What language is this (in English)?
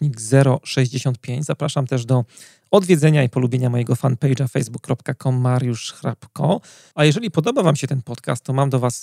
Polish